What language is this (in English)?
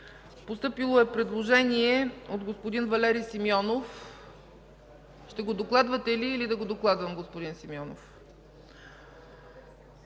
Bulgarian